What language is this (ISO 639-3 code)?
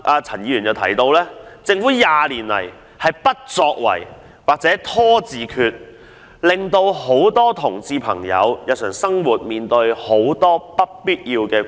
yue